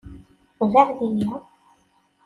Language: Kabyle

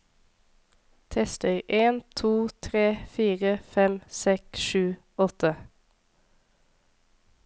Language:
Norwegian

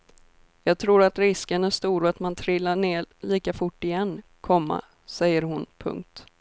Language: Swedish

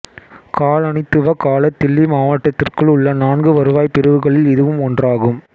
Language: Tamil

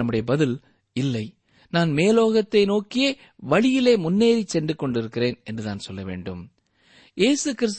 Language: Tamil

